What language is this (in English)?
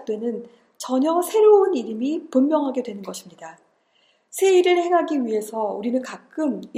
Korean